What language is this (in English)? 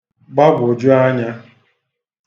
Igbo